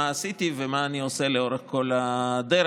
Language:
Hebrew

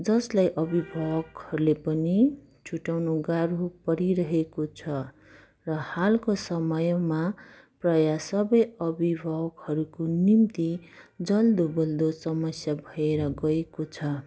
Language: Nepali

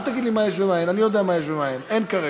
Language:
Hebrew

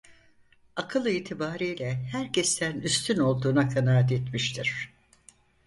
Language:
Turkish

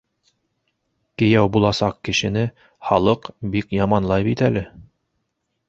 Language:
Bashkir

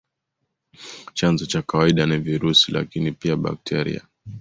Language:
Swahili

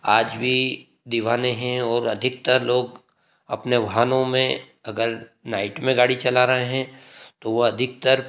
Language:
Hindi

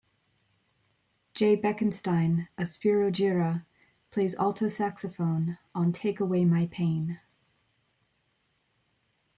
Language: English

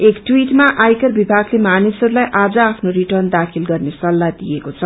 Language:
Nepali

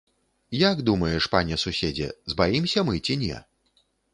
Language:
Belarusian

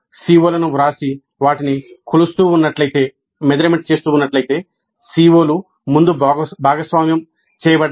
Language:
Telugu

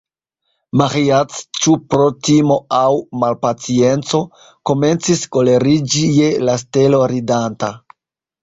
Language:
Esperanto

